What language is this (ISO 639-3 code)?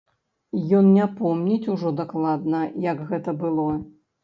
bel